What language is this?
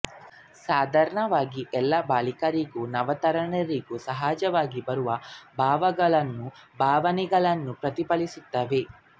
Kannada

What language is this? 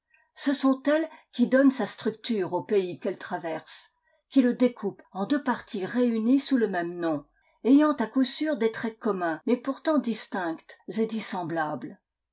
French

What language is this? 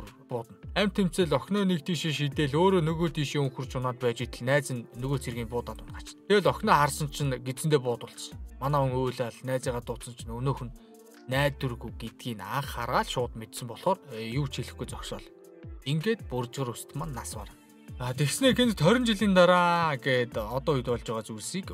Turkish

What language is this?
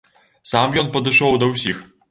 Belarusian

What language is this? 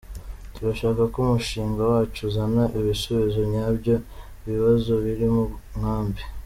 Kinyarwanda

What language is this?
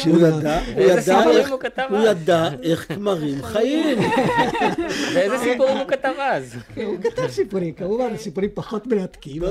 Hebrew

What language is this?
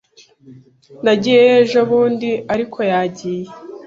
Kinyarwanda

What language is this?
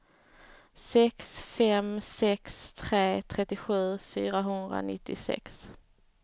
Swedish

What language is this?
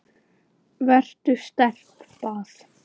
Icelandic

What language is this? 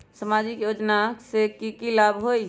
Magahi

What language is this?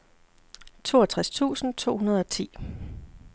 Danish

